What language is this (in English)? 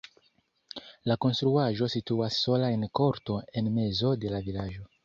Esperanto